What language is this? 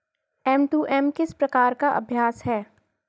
Hindi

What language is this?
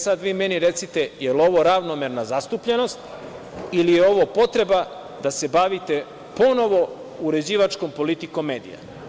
Serbian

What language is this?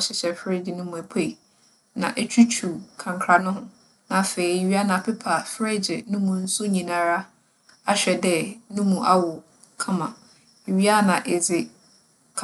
Akan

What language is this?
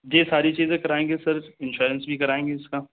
Urdu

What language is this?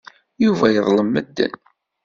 Kabyle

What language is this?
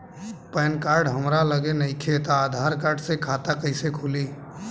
Bhojpuri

